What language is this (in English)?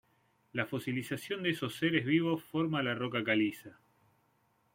Spanish